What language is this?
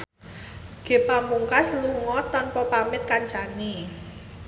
Javanese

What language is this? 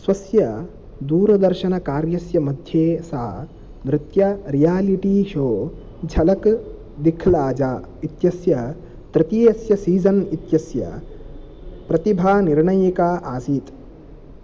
Sanskrit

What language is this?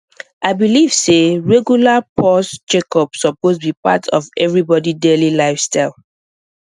Nigerian Pidgin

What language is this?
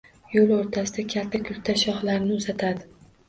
Uzbek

